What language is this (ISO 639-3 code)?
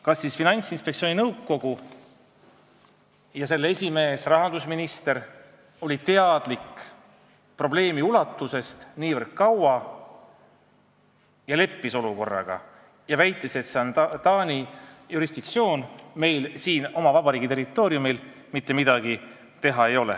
est